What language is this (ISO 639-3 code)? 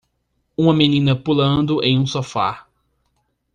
por